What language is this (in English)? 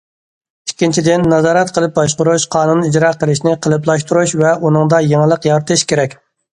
Uyghur